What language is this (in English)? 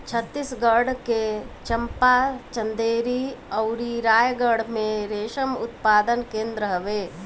Bhojpuri